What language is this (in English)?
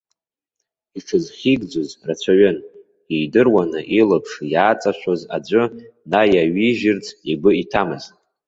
Abkhazian